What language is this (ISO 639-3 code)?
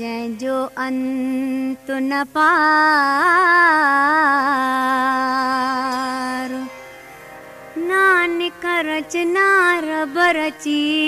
hin